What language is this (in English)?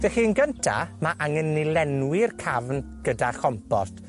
Welsh